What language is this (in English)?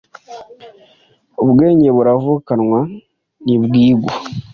Kinyarwanda